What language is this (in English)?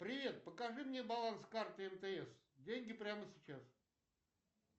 Russian